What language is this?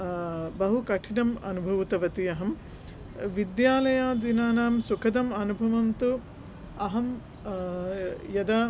Sanskrit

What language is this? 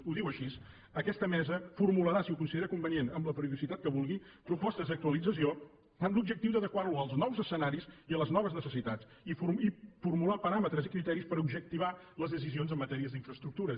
Catalan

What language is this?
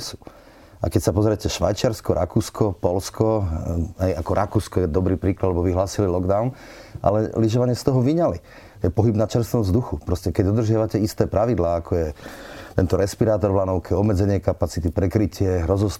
Slovak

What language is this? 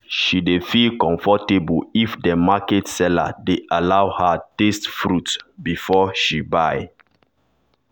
Nigerian Pidgin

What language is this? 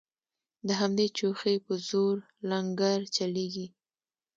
Pashto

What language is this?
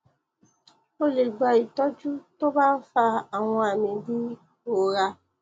Yoruba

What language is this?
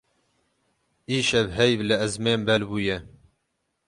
Kurdish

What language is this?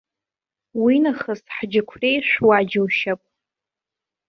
Abkhazian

